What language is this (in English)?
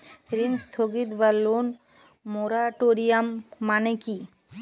Bangla